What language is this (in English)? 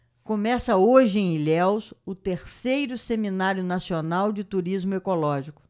Portuguese